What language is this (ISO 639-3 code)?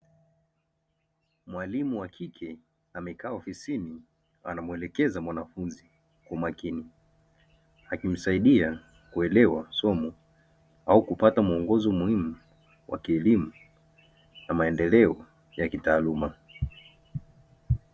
swa